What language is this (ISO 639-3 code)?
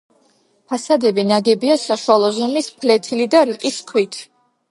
kat